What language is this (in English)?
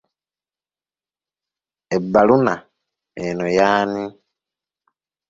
Ganda